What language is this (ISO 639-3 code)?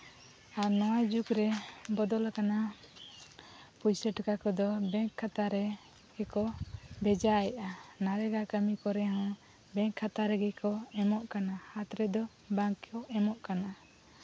sat